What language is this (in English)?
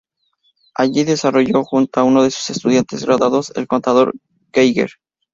Spanish